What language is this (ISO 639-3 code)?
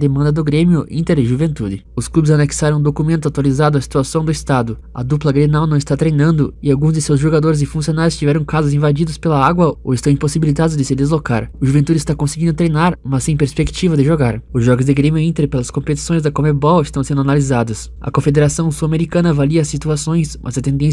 por